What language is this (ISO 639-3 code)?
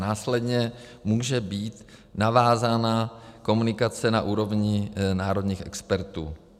ces